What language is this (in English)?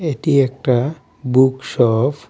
Bangla